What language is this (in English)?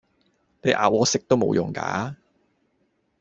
Cantonese